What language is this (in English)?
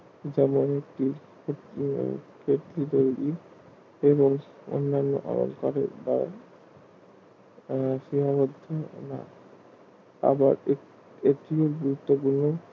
Bangla